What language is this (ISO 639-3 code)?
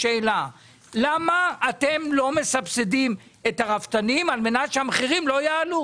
heb